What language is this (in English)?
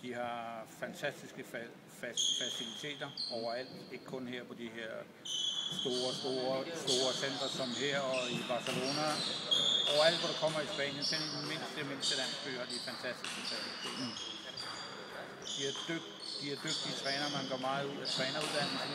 Danish